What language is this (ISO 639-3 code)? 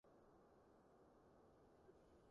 yue